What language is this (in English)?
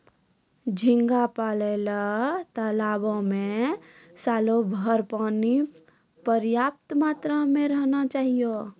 Maithili